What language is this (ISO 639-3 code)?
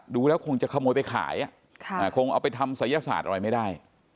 tha